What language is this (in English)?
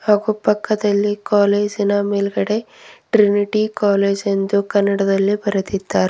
Kannada